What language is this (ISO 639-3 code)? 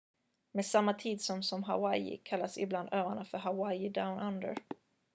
swe